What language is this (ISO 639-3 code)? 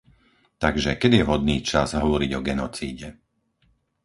slk